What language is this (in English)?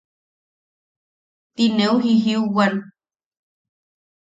Yaqui